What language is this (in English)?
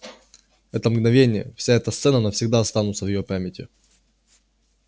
Russian